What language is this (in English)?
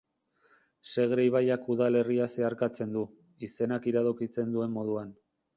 Basque